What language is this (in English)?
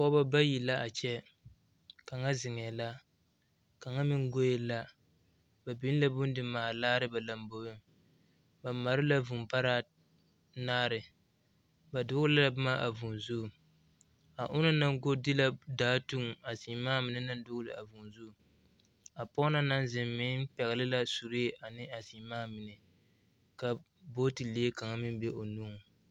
Southern Dagaare